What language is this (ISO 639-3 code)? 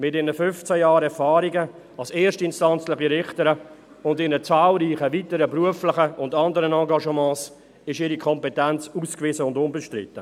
gsw